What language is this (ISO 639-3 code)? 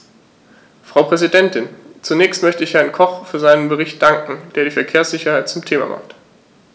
deu